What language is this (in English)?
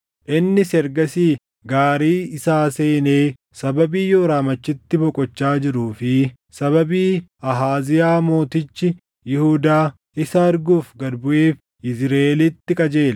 Oromo